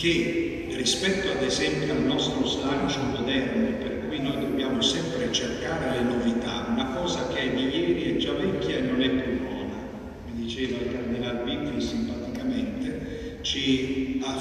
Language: Italian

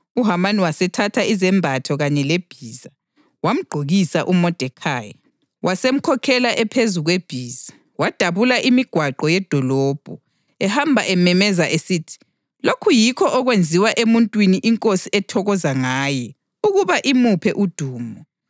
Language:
North Ndebele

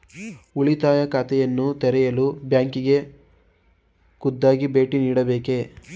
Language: Kannada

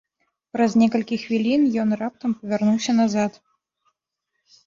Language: Belarusian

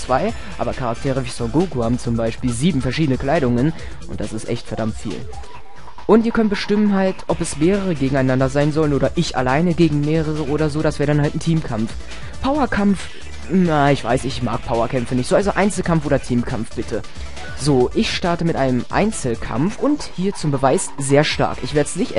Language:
German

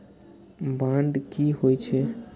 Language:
Maithili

